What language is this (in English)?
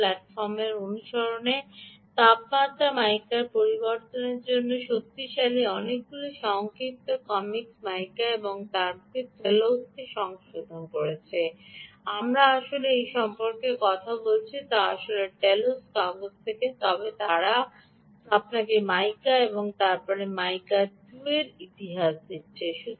Bangla